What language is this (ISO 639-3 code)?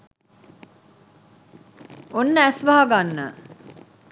sin